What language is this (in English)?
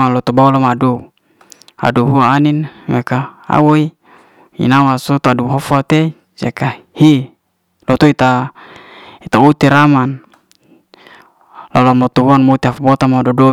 Liana-Seti